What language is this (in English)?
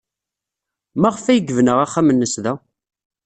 Kabyle